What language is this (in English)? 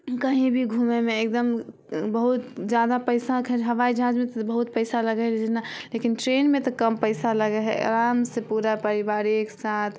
Maithili